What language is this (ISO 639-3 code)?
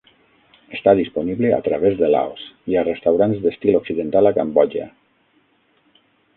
cat